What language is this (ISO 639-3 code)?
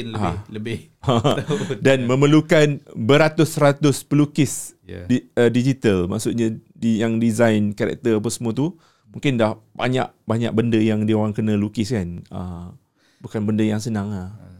msa